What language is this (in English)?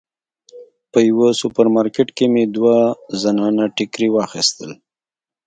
Pashto